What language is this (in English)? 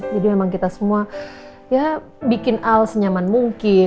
Indonesian